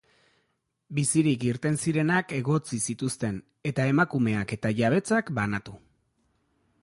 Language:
Basque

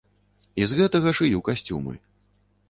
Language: Belarusian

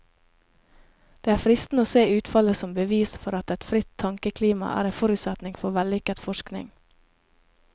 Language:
Norwegian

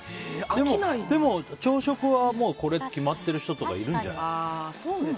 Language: Japanese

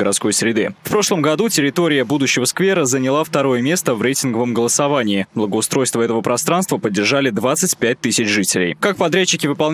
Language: Russian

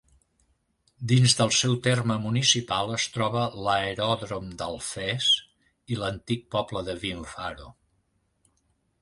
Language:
Catalan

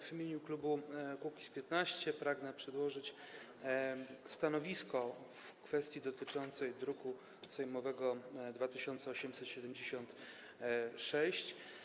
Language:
Polish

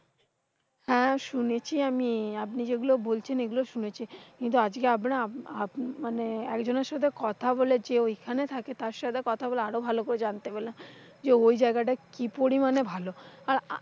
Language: Bangla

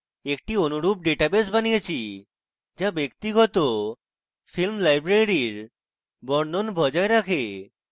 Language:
Bangla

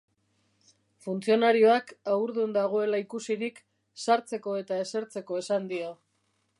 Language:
Basque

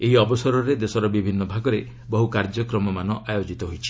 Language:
Odia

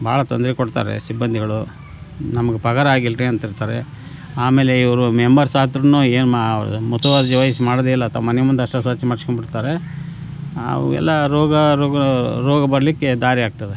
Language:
Kannada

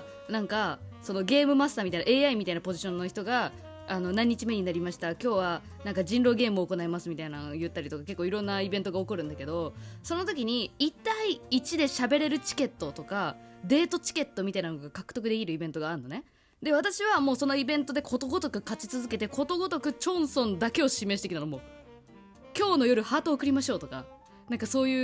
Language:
Japanese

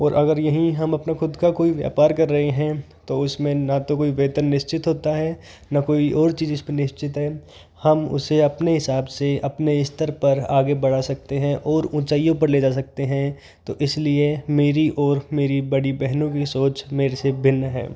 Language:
Hindi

